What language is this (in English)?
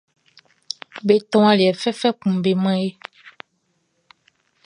Baoulé